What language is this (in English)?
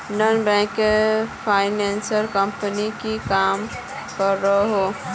Magahi